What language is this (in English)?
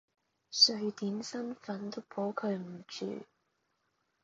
Cantonese